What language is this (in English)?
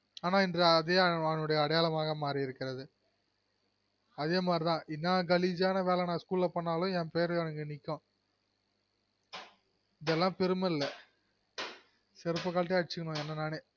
Tamil